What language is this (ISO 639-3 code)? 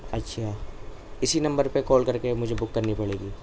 urd